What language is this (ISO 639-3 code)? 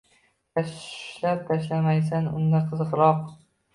uzb